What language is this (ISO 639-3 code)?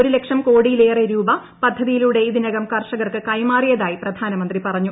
mal